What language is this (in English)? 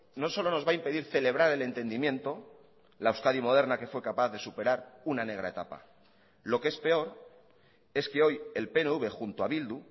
Spanish